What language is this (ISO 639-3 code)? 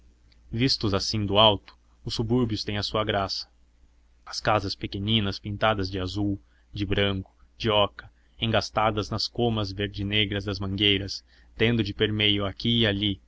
por